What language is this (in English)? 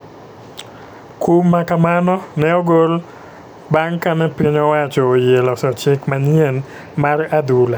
Luo (Kenya and Tanzania)